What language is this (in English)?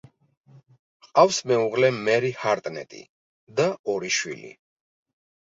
Georgian